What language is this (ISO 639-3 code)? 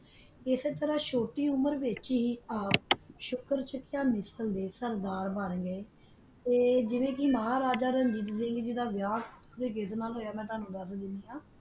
pan